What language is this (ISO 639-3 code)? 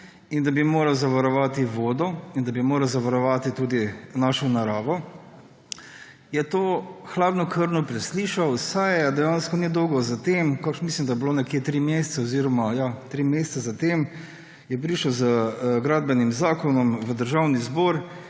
slv